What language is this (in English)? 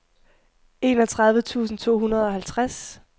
Danish